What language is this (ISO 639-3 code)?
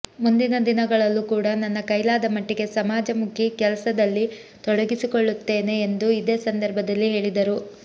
kan